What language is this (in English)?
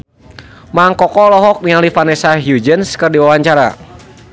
Sundanese